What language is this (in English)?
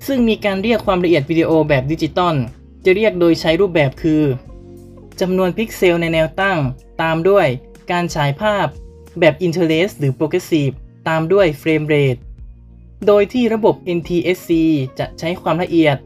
Thai